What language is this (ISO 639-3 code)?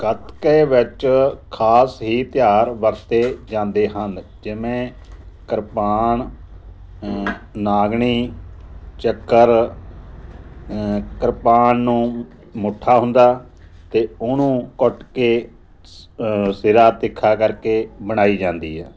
pan